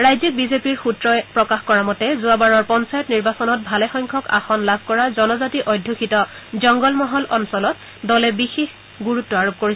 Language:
Assamese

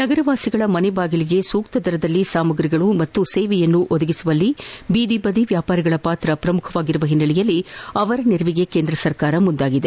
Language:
Kannada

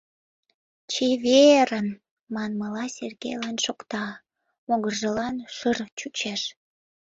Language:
Mari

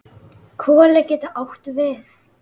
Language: Icelandic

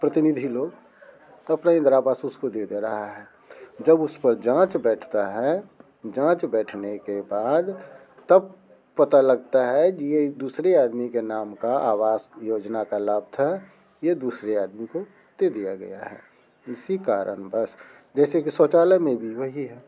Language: Hindi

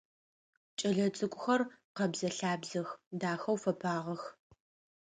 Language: Adyghe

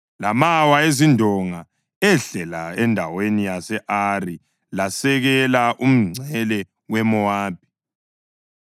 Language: North Ndebele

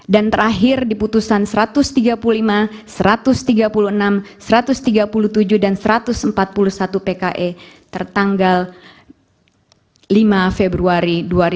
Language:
Indonesian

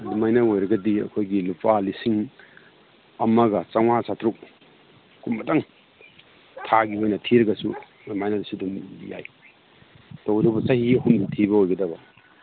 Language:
Manipuri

